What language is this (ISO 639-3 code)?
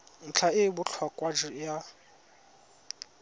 tsn